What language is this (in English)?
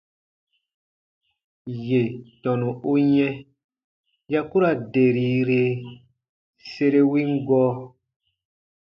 Baatonum